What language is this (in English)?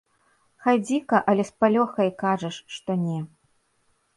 Belarusian